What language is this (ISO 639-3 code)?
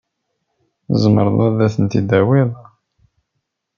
kab